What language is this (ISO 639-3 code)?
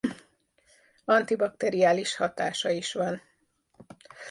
hun